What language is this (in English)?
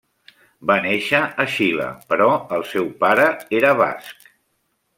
Catalan